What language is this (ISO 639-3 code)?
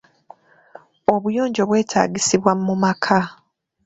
lug